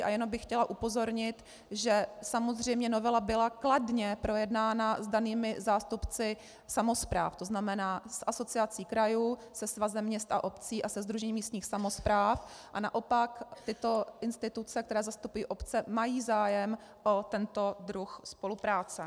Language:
Czech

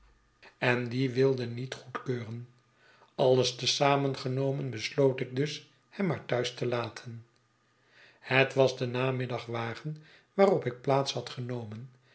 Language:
Dutch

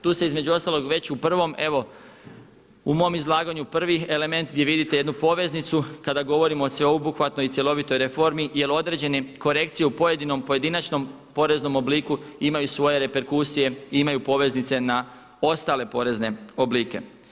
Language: Croatian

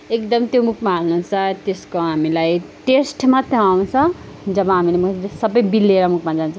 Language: Nepali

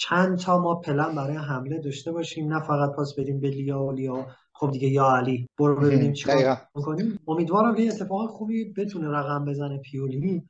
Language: Persian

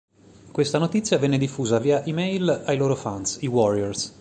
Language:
Italian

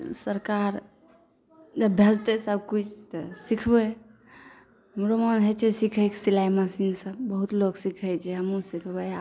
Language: Maithili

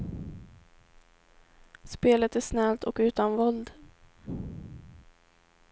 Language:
Swedish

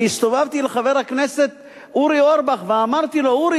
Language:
Hebrew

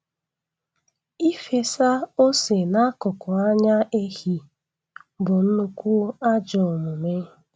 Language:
Igbo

